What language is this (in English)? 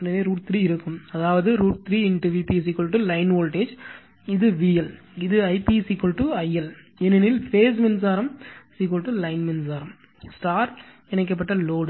Tamil